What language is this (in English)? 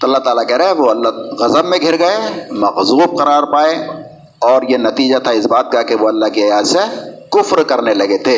Urdu